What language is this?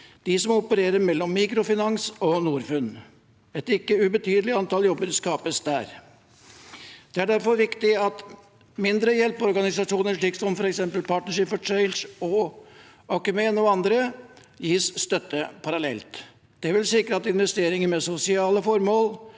Norwegian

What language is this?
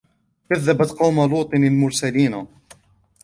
Arabic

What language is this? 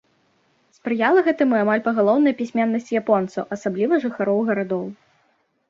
Belarusian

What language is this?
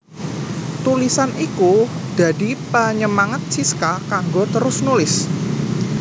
Javanese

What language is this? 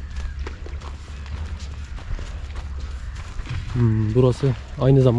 Turkish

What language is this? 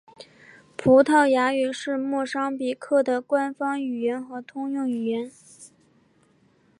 Chinese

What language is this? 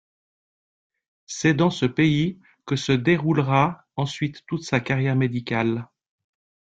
French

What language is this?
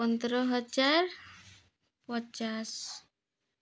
Odia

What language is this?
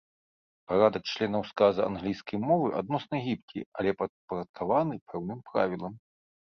Belarusian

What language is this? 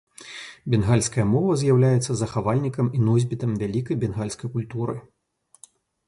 Belarusian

